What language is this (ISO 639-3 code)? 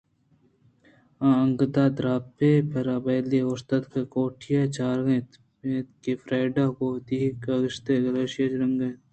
bgp